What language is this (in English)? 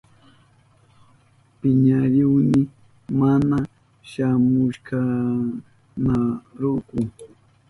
Southern Pastaza Quechua